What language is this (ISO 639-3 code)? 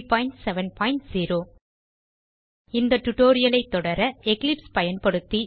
tam